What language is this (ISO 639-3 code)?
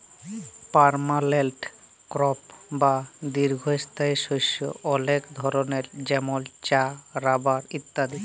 ben